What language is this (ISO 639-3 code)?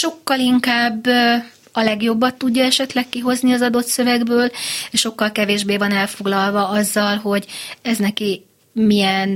hun